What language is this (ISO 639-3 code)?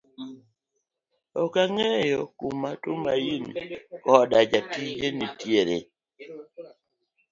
luo